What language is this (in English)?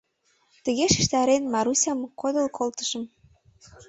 Mari